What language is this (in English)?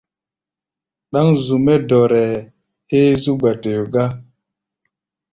Gbaya